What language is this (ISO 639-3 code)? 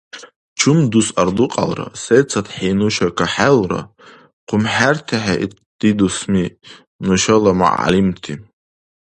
dar